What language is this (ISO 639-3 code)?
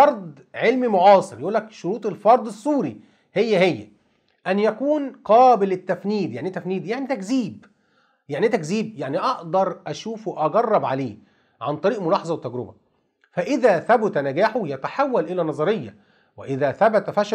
ara